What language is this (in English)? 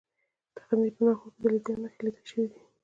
Pashto